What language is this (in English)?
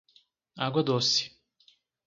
Portuguese